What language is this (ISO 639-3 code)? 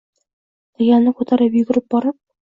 uzb